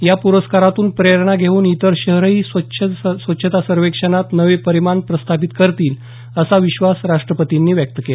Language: Marathi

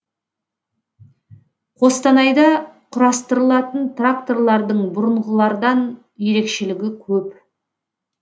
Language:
Kazakh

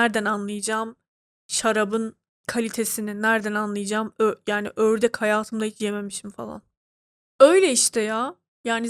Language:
Turkish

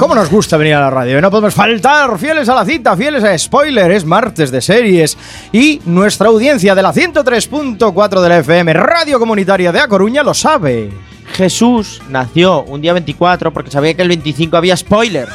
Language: Spanish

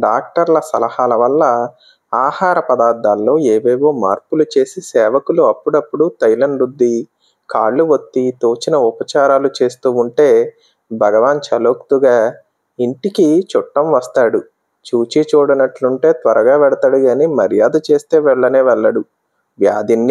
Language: Romanian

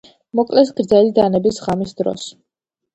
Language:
Georgian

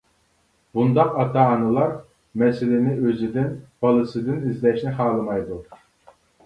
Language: Uyghur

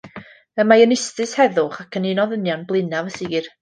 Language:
Welsh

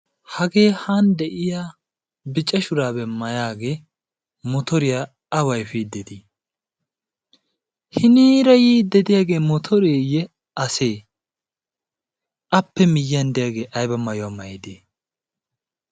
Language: Wolaytta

